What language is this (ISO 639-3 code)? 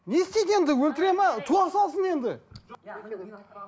kaz